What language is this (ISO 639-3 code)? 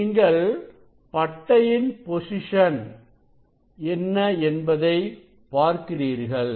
tam